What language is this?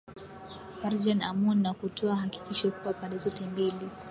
Swahili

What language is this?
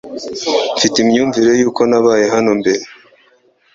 Kinyarwanda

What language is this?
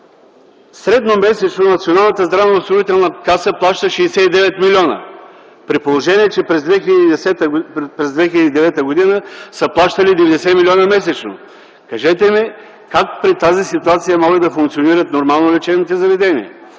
Bulgarian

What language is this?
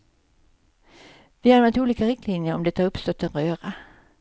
Swedish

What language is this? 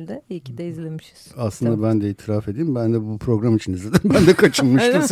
Turkish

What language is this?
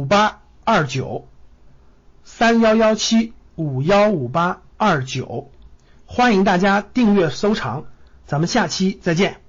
Chinese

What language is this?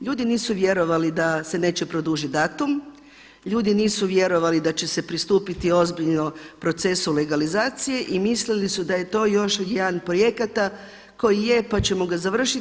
Croatian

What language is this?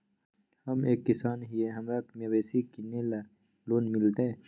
Magahi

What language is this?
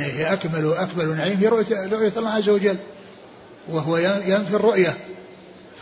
Arabic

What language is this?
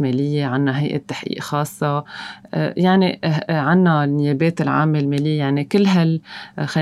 Arabic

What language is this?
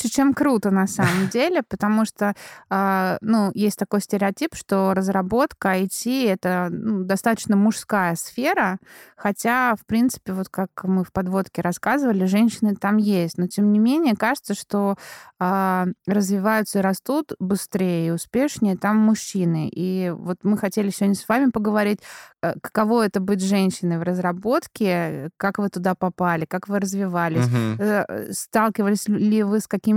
Russian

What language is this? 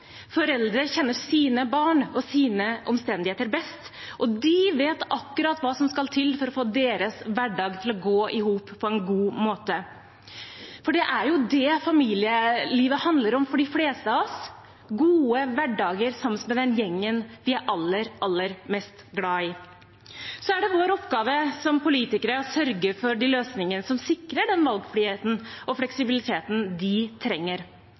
Norwegian Bokmål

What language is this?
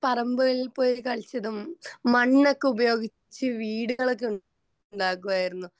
Malayalam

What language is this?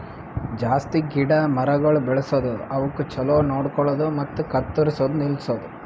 Kannada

